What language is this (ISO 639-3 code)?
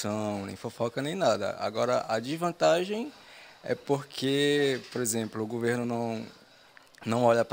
por